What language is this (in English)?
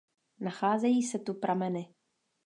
Czech